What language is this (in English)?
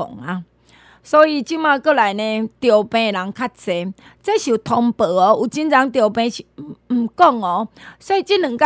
Chinese